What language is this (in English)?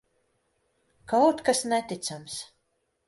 Latvian